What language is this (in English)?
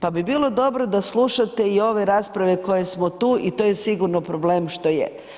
Croatian